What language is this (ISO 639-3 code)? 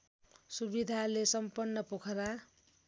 nep